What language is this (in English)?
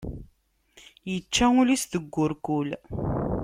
Kabyle